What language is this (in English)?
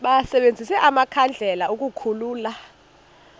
Xhosa